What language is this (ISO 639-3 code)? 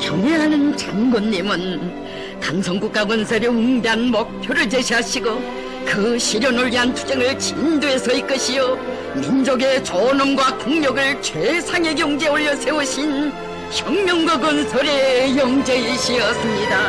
kor